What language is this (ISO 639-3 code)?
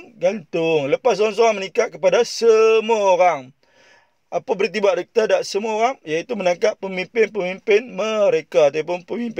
msa